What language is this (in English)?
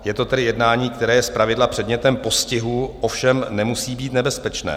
Czech